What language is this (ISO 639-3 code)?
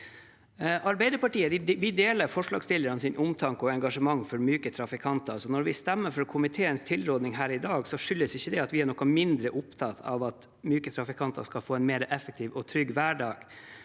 nor